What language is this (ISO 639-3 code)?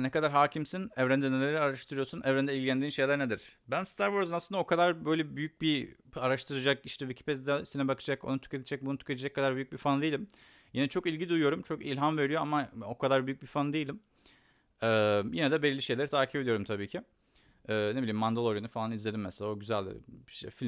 tur